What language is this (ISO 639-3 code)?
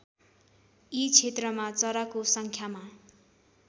nep